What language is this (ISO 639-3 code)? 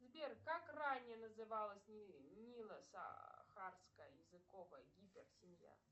rus